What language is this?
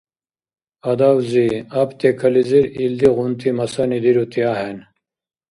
Dargwa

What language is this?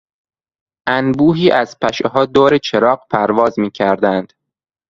Persian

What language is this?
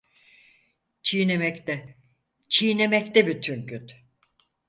Turkish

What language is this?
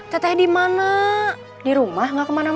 Indonesian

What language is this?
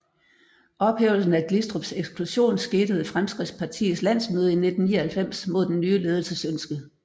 Danish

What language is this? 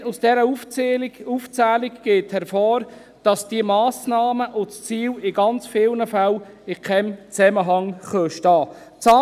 Swiss German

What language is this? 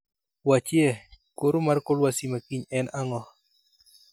Luo (Kenya and Tanzania)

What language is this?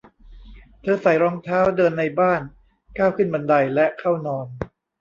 Thai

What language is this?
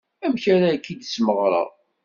Kabyle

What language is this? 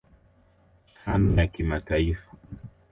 Swahili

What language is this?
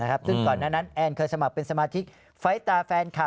Thai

